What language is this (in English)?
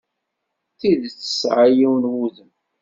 Kabyle